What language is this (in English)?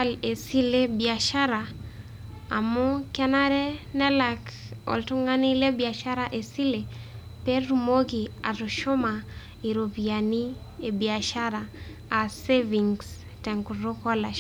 Masai